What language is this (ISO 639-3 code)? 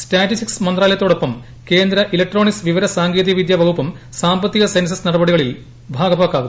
mal